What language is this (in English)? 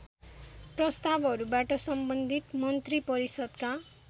Nepali